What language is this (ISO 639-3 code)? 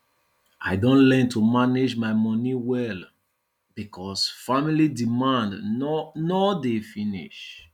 pcm